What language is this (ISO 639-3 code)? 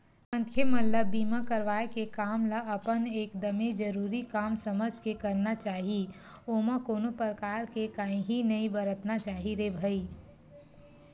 hne